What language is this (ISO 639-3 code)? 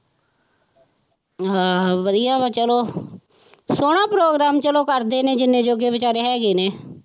pan